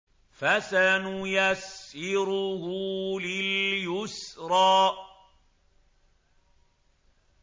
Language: Arabic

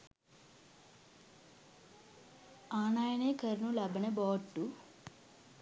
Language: Sinhala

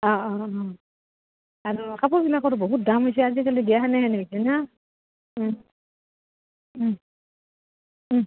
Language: Assamese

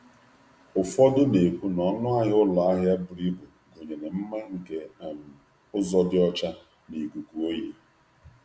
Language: Igbo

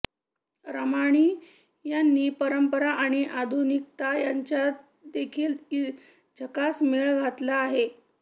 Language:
Marathi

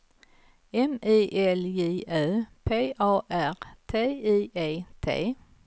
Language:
Swedish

